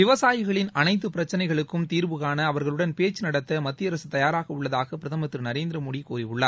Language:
Tamil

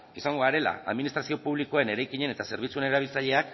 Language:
Basque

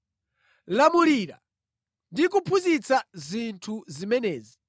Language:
Nyanja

